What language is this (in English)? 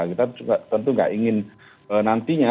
Indonesian